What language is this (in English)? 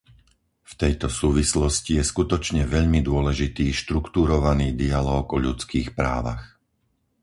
Slovak